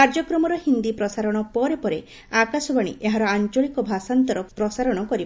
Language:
Odia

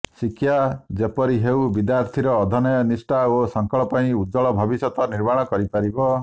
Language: Odia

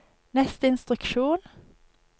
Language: Norwegian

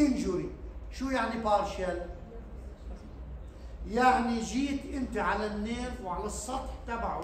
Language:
Arabic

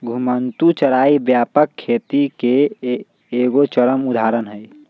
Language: Magahi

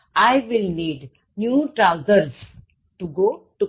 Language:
Gujarati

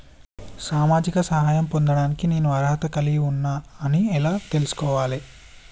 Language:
Telugu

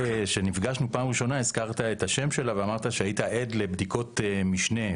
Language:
Hebrew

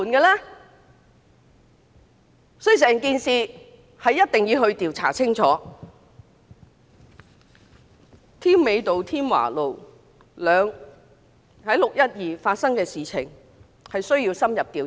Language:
Cantonese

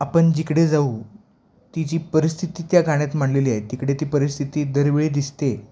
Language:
Marathi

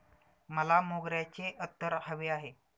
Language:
Marathi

